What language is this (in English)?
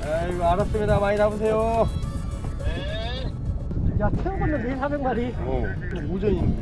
Korean